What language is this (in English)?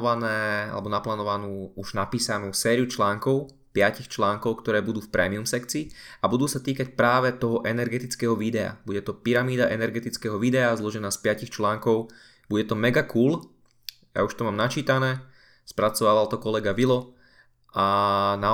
Slovak